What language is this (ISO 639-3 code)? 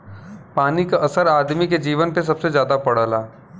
bho